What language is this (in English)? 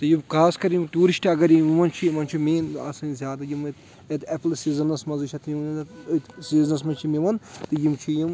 Kashmiri